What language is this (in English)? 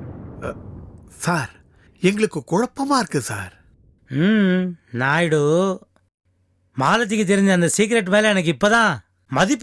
Thai